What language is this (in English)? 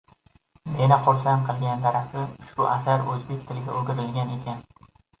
Uzbek